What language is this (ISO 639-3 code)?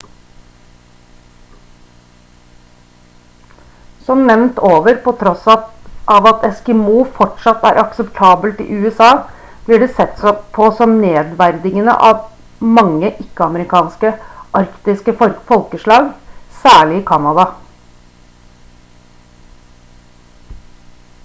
nob